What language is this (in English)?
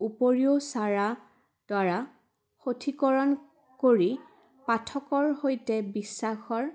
Assamese